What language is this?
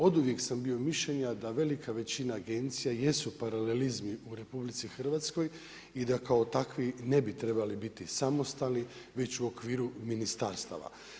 Croatian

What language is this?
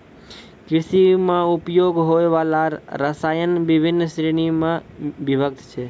Maithili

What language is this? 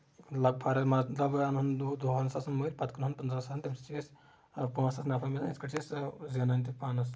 Kashmiri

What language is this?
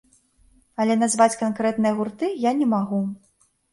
Belarusian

